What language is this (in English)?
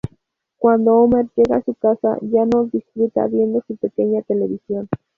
Spanish